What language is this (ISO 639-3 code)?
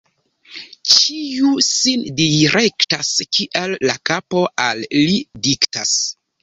epo